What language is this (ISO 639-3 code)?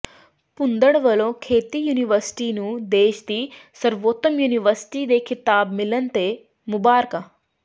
pan